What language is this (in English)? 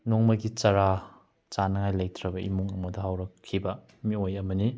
Manipuri